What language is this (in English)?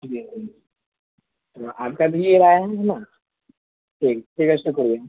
Urdu